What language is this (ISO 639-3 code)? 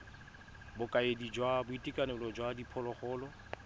tsn